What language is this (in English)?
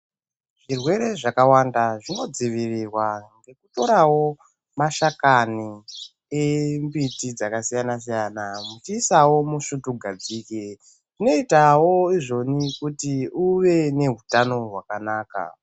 Ndau